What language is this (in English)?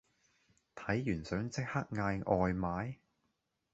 Cantonese